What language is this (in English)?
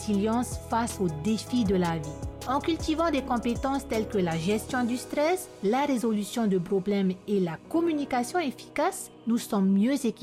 French